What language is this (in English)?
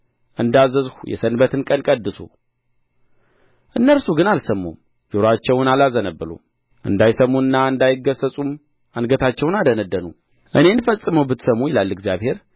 Amharic